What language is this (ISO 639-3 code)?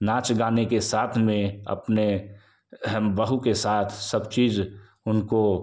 hin